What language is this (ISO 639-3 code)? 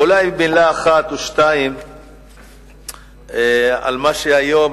heb